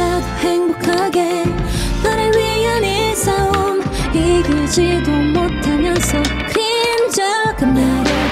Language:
Korean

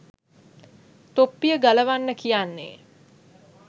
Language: Sinhala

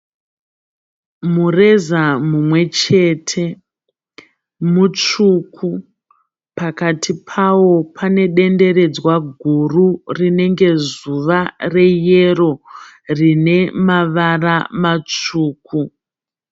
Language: Shona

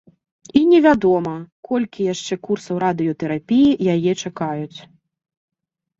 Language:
Belarusian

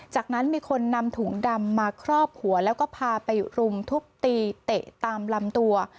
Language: Thai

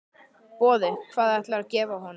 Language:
Icelandic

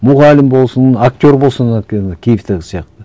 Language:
Kazakh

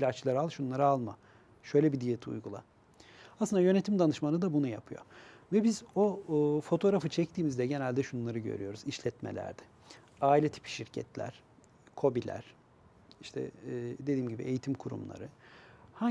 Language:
Turkish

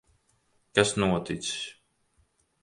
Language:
Latvian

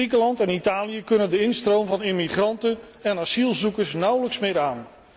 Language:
Dutch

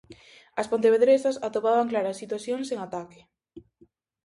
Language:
Galician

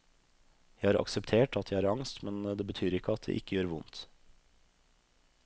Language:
Norwegian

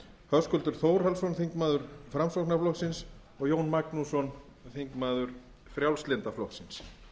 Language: Icelandic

